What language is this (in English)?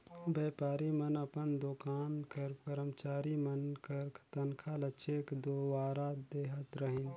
Chhattisgarhi